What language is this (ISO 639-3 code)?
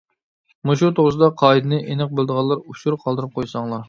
uig